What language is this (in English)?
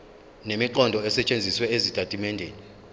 Zulu